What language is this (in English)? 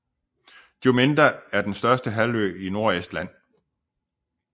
Danish